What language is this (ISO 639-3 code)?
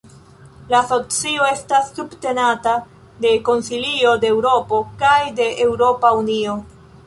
epo